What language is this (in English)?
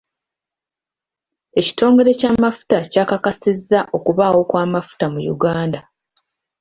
Ganda